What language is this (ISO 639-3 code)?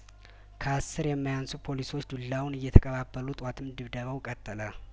amh